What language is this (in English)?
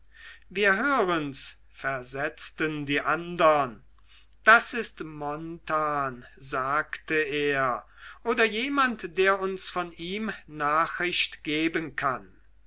German